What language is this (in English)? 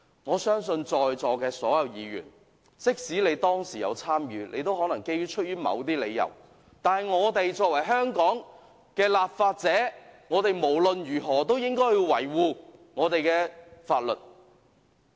Cantonese